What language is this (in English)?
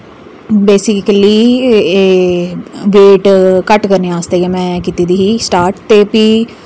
Dogri